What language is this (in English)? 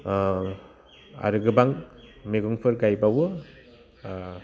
Bodo